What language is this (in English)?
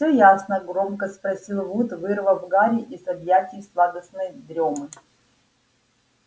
Russian